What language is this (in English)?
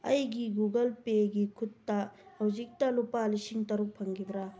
Manipuri